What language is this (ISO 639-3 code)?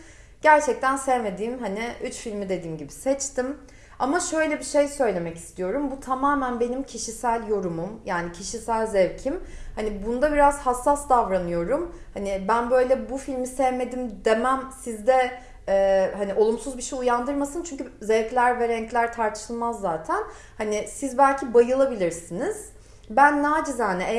tur